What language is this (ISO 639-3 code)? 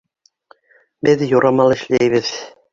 bak